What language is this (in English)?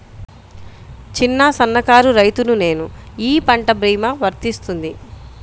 Telugu